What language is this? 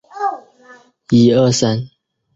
Chinese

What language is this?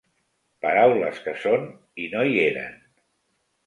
Catalan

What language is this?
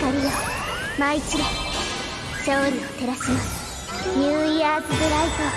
Japanese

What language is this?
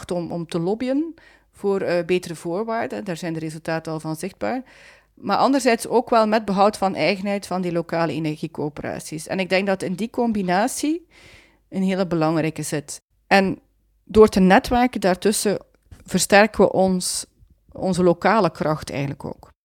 Dutch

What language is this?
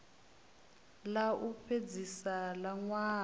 Venda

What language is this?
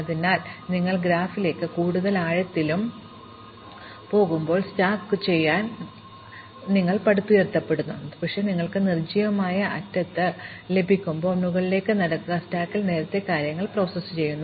Malayalam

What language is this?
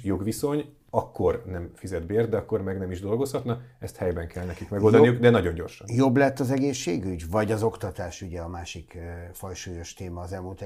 Hungarian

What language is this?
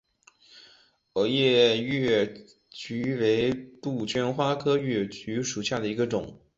Chinese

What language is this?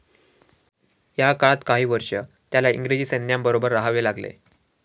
Marathi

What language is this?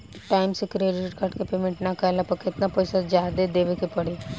Bhojpuri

